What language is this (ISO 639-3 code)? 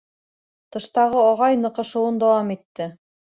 bak